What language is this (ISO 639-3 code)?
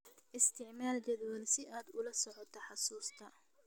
som